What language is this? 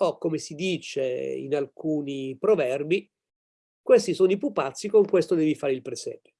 Italian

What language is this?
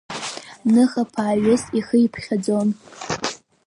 Abkhazian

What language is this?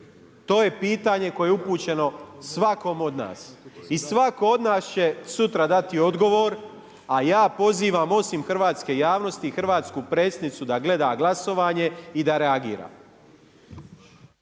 Croatian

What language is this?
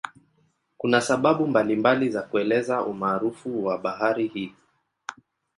Swahili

